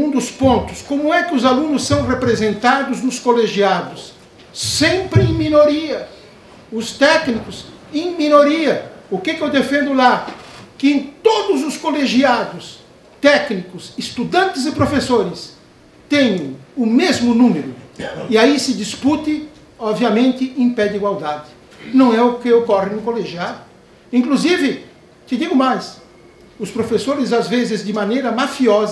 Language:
Portuguese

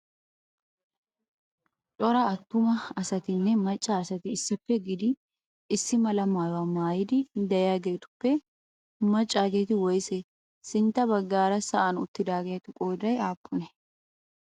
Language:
Wolaytta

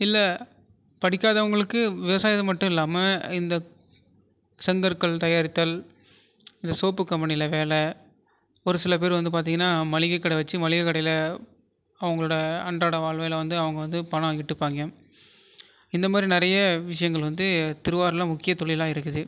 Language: Tamil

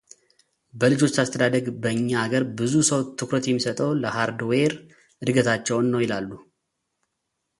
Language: Amharic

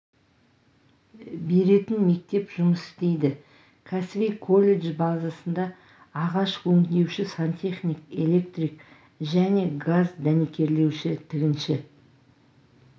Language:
Kazakh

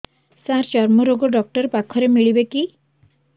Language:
Odia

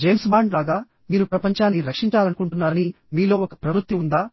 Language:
Telugu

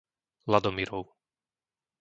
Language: Slovak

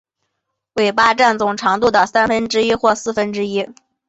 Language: Chinese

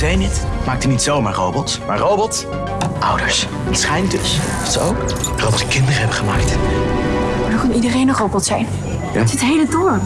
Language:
Dutch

